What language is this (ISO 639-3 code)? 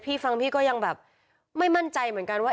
tha